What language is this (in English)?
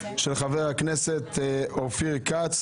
Hebrew